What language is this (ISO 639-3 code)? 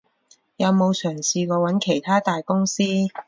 yue